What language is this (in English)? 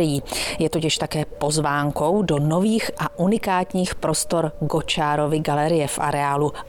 Czech